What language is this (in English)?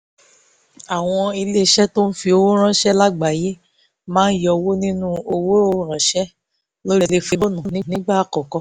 Yoruba